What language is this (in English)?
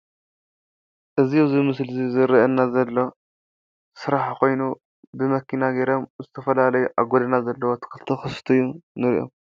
Tigrinya